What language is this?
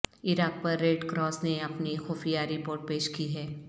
Urdu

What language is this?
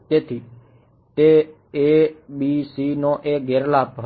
Gujarati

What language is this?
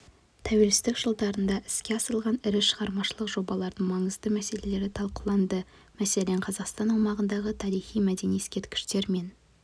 Kazakh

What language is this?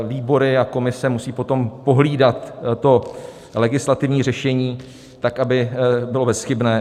Czech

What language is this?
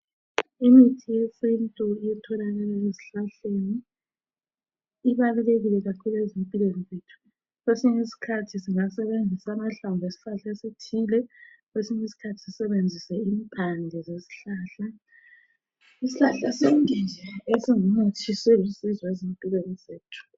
North Ndebele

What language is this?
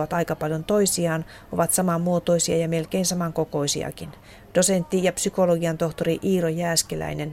Finnish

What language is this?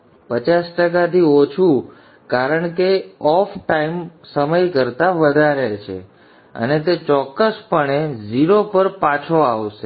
Gujarati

